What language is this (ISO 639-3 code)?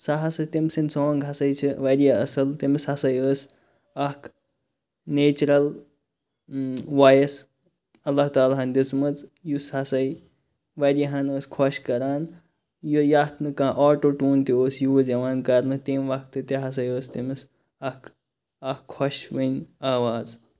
kas